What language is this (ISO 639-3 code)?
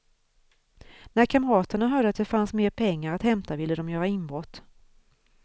swe